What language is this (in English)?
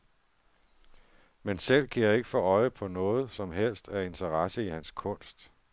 Danish